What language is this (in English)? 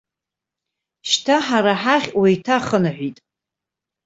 Abkhazian